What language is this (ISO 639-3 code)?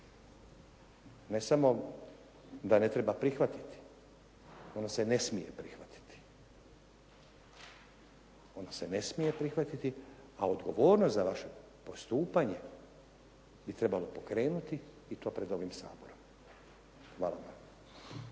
hrv